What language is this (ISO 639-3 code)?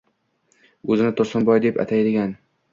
uzb